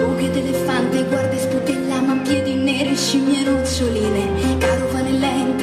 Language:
Romanian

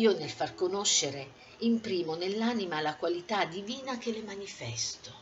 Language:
Italian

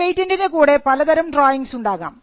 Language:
Malayalam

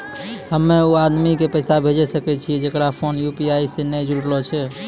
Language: Maithili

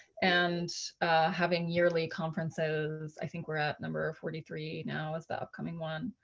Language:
English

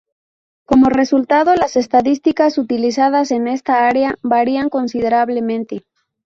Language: Spanish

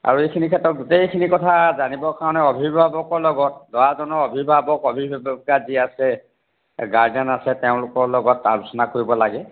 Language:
Assamese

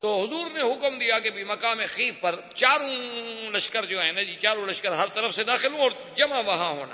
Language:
Urdu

